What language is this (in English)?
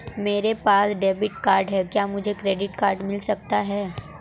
Hindi